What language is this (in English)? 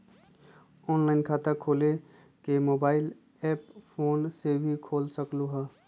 Magahi